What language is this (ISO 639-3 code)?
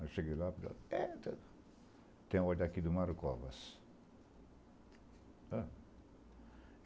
por